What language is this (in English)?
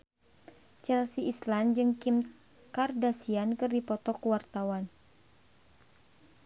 Sundanese